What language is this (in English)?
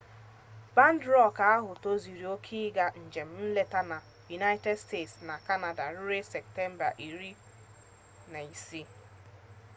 Igbo